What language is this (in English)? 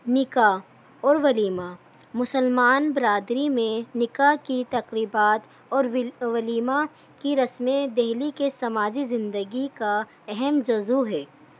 Urdu